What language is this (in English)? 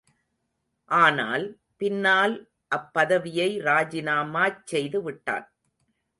Tamil